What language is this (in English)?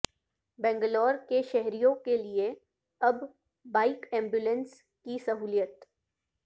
Urdu